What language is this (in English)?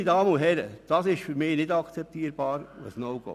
Swiss German